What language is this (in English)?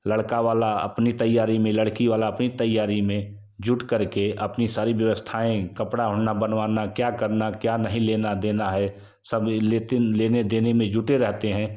Hindi